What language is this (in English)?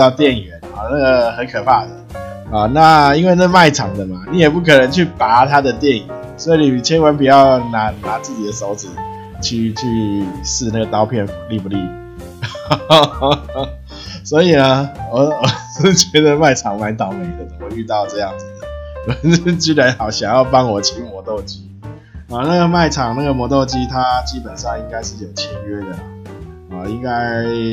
Chinese